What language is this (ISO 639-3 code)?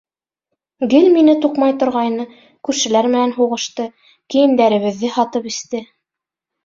bak